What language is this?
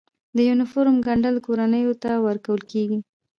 Pashto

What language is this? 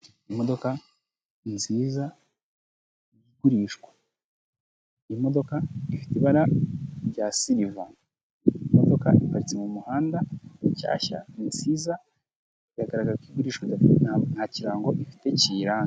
Kinyarwanda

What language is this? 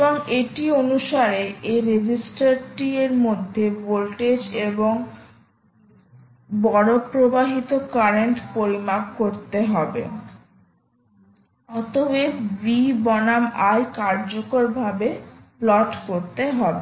Bangla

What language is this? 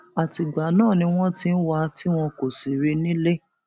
Yoruba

